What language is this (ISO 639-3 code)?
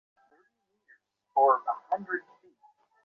ben